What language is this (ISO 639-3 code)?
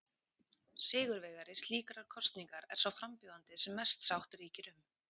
isl